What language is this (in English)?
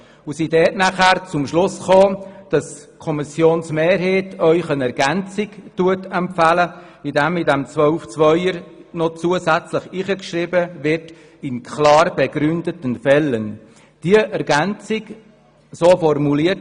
Swiss German